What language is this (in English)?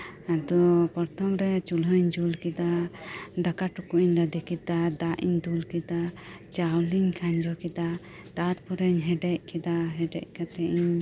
Santali